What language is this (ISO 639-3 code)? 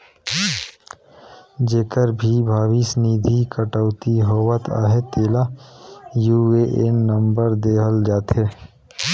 hne